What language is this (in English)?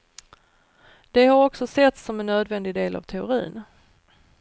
Swedish